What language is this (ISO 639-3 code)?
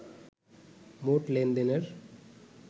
ben